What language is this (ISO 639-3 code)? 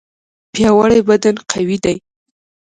pus